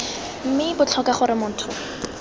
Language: Tswana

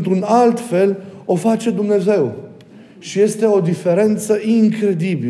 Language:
Romanian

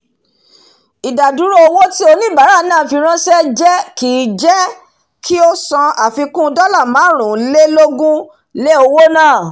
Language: Yoruba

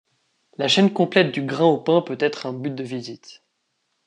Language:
French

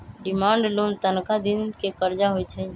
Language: Magahi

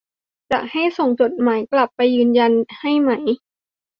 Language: Thai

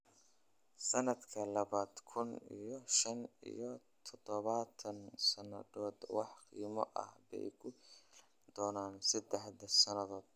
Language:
Somali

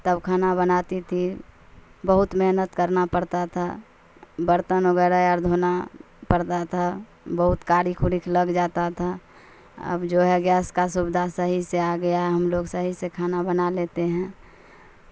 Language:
Urdu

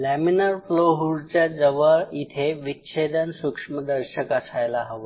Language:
Marathi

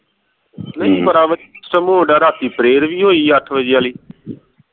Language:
Punjabi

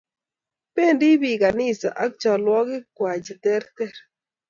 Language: Kalenjin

